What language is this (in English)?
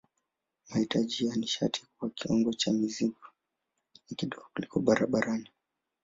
Swahili